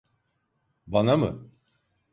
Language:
Turkish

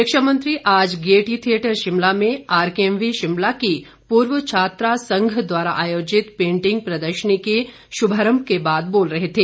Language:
Hindi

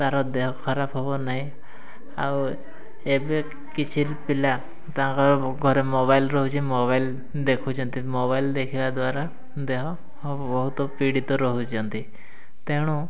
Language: Odia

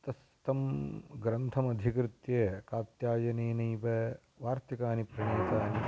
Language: Sanskrit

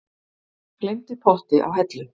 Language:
Icelandic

